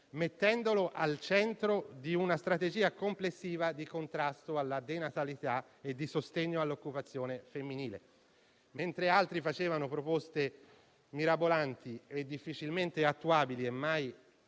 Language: Italian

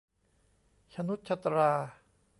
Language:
Thai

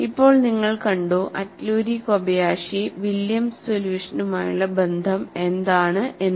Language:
Malayalam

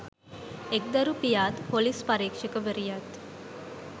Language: Sinhala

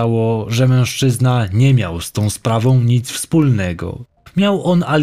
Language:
Polish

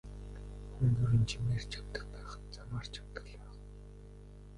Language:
Mongolian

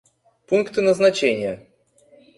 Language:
Russian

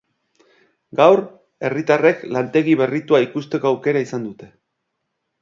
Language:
Basque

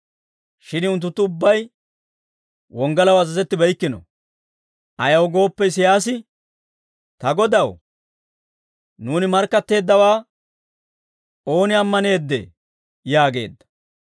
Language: Dawro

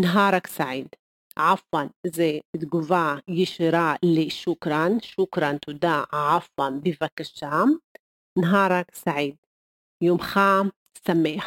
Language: Hebrew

